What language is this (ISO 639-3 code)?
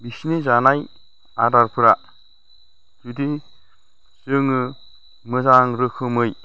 brx